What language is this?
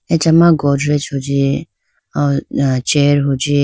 Idu-Mishmi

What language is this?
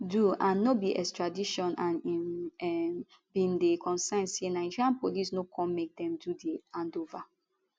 Nigerian Pidgin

